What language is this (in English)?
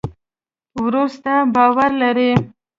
Pashto